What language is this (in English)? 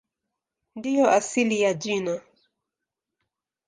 Swahili